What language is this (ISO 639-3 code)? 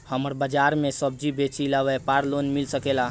bho